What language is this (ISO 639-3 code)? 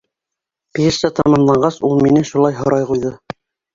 bak